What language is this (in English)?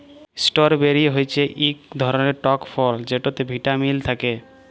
Bangla